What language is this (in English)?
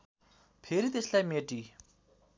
Nepali